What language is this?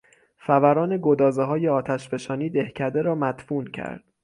Persian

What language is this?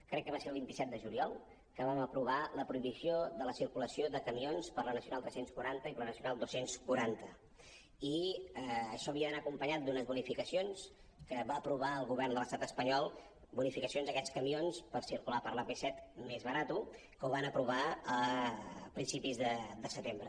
Catalan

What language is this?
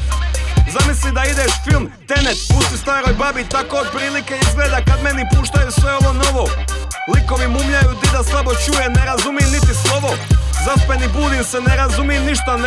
Croatian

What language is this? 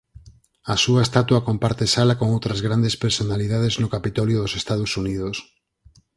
Galician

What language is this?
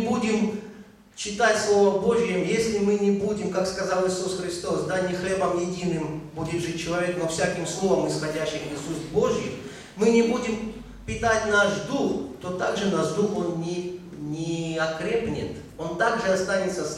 Russian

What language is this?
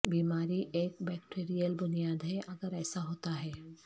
Urdu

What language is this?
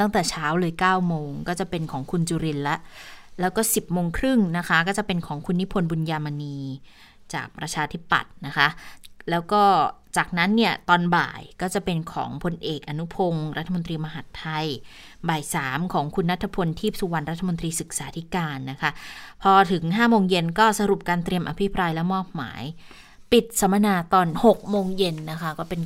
Thai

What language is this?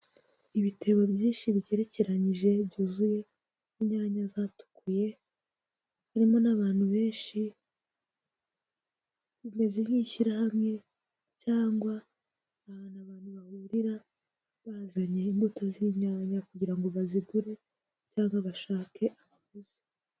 Kinyarwanda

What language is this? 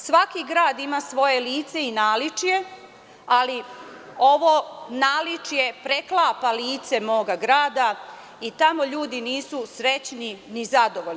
Serbian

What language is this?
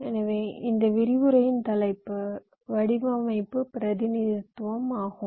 Tamil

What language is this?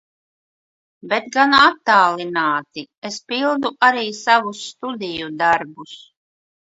Latvian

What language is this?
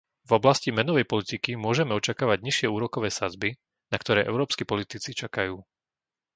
Slovak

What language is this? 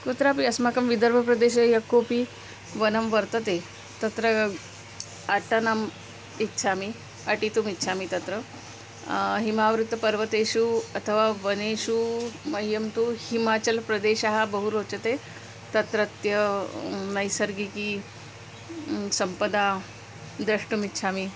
Sanskrit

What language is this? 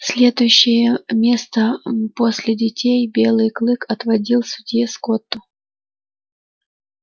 Russian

